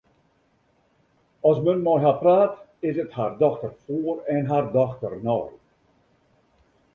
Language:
Western Frisian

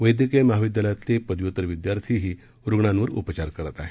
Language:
Marathi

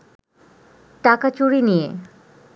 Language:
Bangla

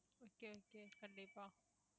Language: Tamil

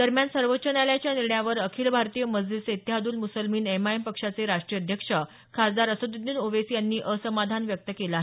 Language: Marathi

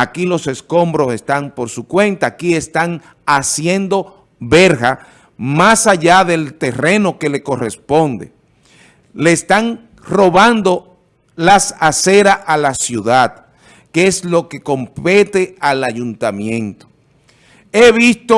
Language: Spanish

